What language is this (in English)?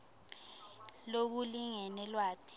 Swati